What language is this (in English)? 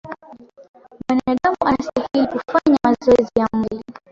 Swahili